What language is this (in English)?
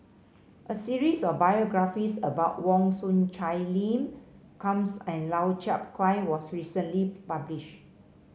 English